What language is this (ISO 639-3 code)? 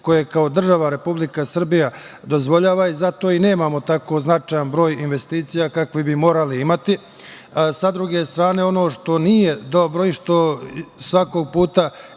srp